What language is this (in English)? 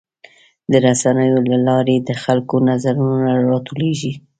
Pashto